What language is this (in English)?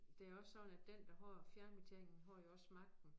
Danish